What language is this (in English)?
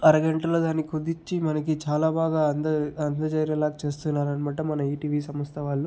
Telugu